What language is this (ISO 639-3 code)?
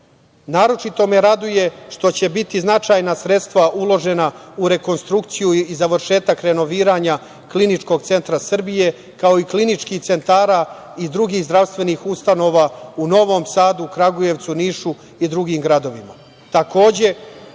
srp